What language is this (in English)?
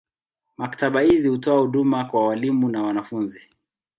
Swahili